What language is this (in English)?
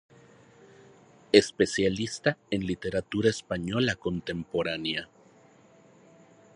Spanish